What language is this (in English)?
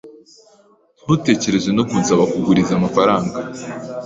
Kinyarwanda